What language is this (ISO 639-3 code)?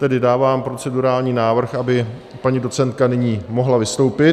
ces